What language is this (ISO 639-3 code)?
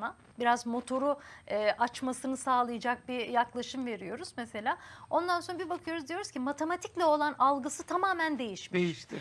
tur